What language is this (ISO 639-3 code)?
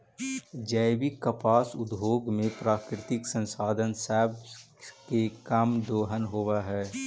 mag